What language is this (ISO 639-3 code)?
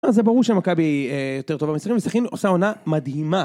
heb